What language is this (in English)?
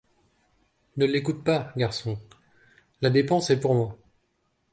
French